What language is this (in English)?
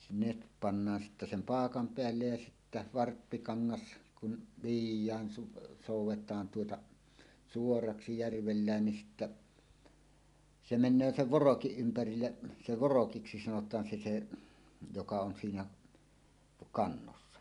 Finnish